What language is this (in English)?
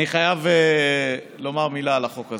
Hebrew